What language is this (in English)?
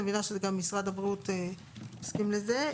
Hebrew